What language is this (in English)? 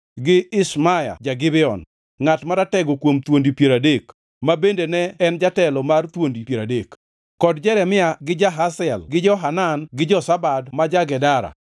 Luo (Kenya and Tanzania)